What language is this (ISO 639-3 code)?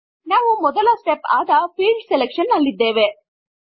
kan